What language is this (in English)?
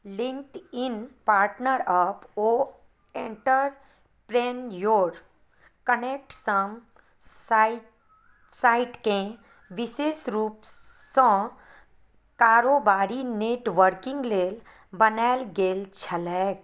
Maithili